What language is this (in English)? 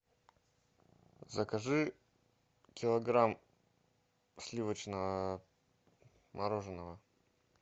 Russian